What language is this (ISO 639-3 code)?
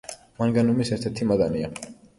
kat